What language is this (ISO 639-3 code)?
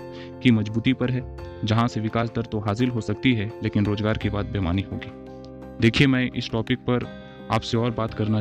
hin